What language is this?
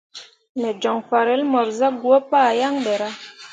Mundang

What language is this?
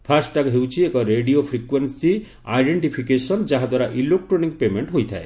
Odia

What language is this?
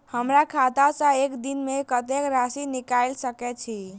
Maithili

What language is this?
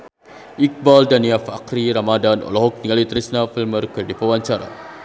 Sundanese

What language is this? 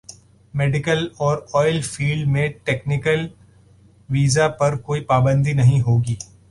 Urdu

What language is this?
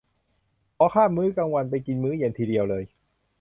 Thai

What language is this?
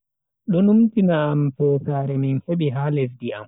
Bagirmi Fulfulde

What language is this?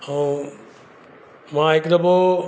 Sindhi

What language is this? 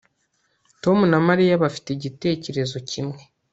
Kinyarwanda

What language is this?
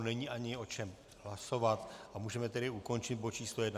Czech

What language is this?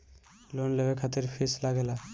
Bhojpuri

